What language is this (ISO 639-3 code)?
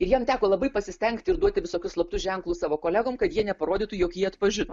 lit